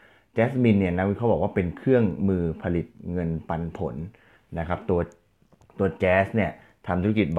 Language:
Thai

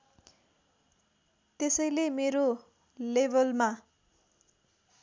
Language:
Nepali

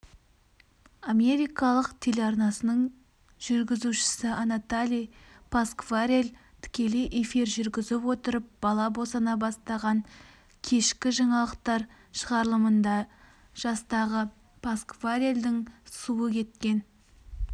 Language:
Kazakh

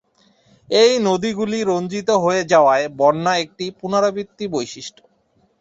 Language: Bangla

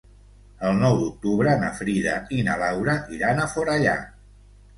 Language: Catalan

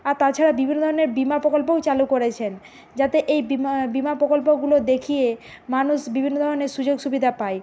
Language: Bangla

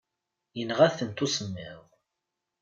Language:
Kabyle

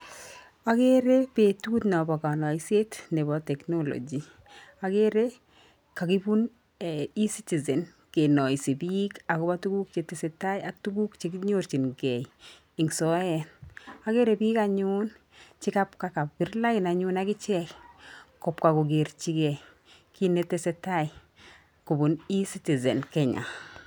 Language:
Kalenjin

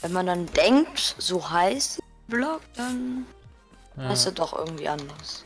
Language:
German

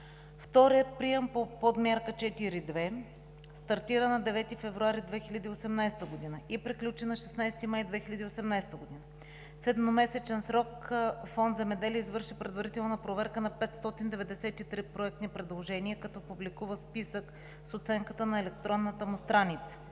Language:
Bulgarian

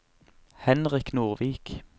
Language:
Norwegian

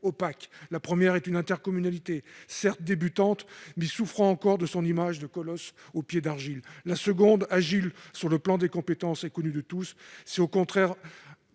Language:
French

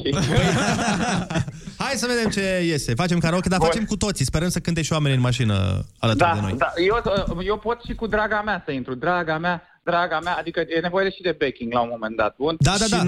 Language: Romanian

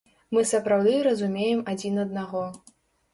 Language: Belarusian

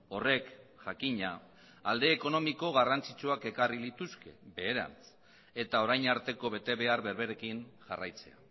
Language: Basque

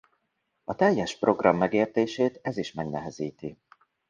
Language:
Hungarian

